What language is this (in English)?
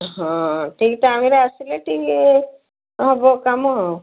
Odia